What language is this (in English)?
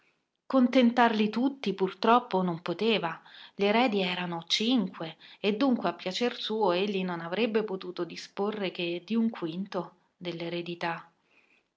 Italian